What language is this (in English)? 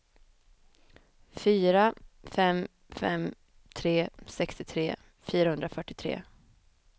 Swedish